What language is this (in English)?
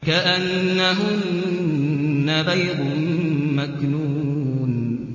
Arabic